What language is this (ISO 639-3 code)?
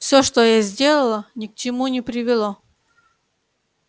rus